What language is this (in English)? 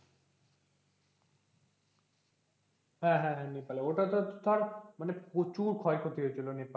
Bangla